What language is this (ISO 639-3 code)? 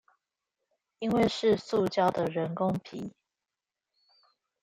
zho